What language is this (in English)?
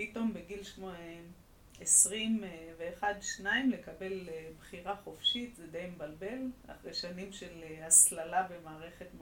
Hebrew